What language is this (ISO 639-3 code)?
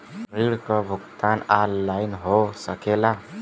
bho